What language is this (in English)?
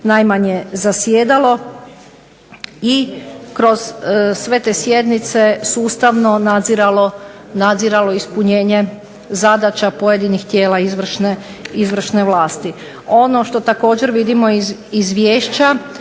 Croatian